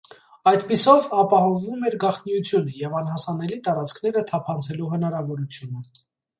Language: Armenian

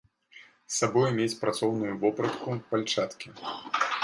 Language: Belarusian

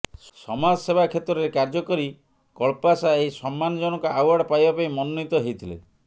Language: Odia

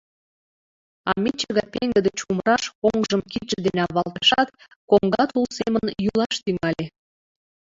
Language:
Mari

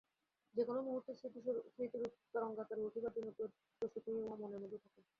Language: Bangla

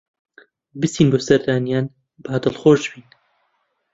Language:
Central Kurdish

